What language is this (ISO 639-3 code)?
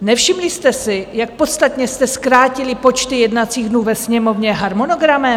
ces